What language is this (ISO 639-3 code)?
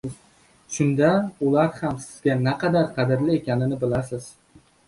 uzb